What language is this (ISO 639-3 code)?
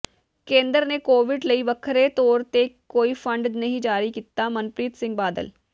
pan